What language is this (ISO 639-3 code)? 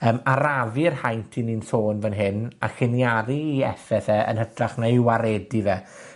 cym